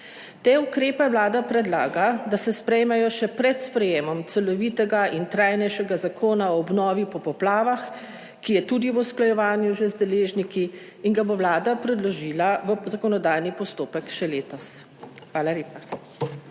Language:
Slovenian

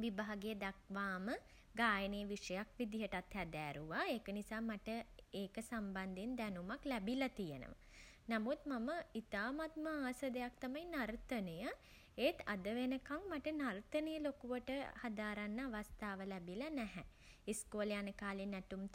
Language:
Sinhala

